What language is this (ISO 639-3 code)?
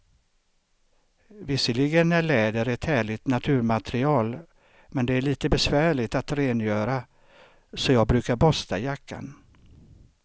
swe